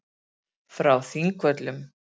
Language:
Icelandic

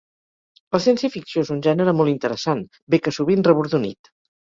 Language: Catalan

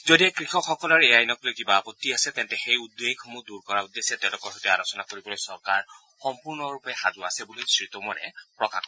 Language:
Assamese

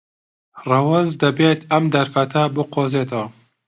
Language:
Central Kurdish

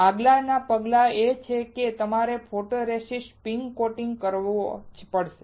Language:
Gujarati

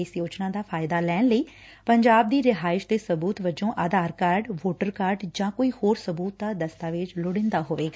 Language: Punjabi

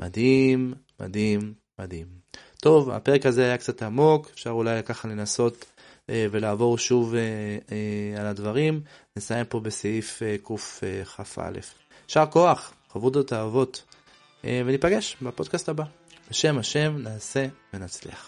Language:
Hebrew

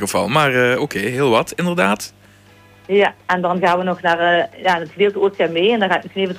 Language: Dutch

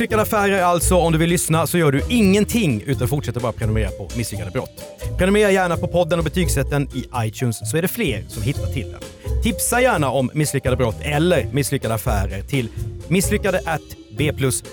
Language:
Swedish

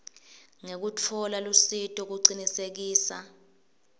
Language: Swati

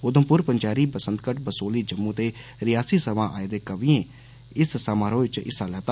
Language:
Dogri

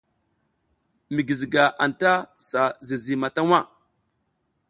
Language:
South Giziga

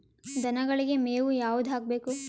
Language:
Kannada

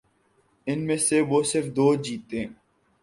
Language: Urdu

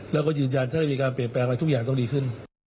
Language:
Thai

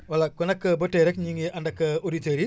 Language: Wolof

